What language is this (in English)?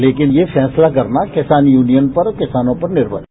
Hindi